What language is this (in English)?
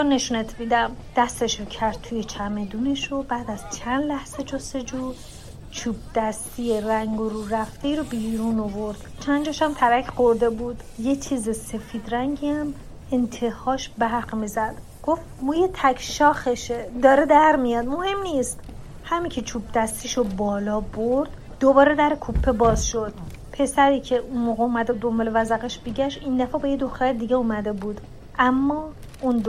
Persian